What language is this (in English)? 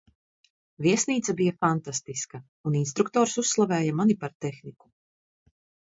Latvian